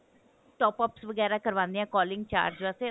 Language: Punjabi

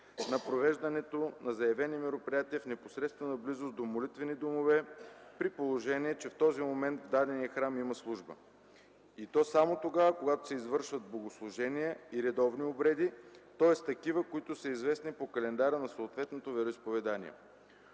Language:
Bulgarian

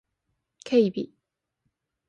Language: Japanese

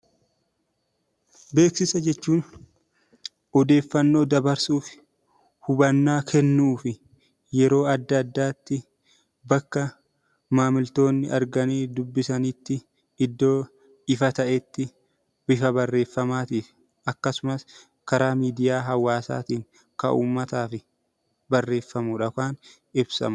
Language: Oromo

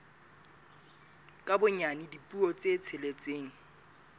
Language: Southern Sotho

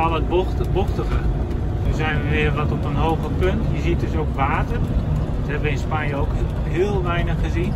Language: Dutch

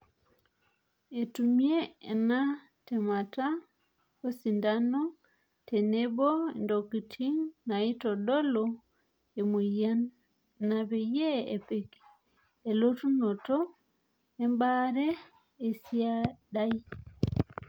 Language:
Masai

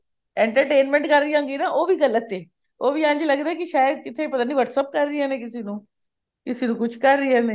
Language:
Punjabi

